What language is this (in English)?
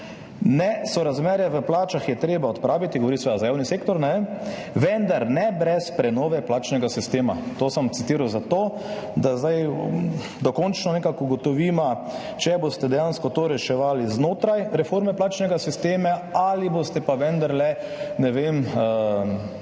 Slovenian